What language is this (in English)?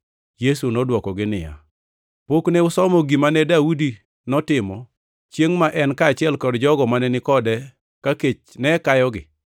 Luo (Kenya and Tanzania)